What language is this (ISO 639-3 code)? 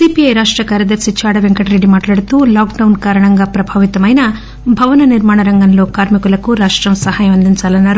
tel